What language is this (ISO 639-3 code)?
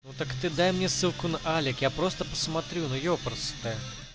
rus